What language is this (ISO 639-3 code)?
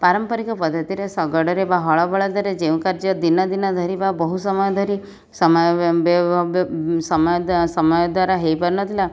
ori